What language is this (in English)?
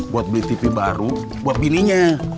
Indonesian